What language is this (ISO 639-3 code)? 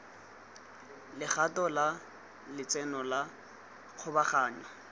tsn